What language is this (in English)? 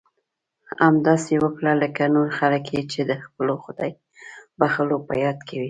Pashto